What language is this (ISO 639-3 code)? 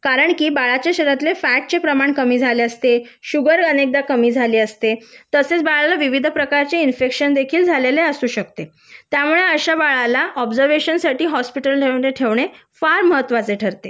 mar